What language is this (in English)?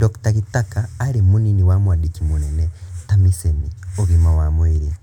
Kikuyu